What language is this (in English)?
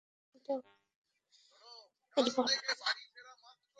Bangla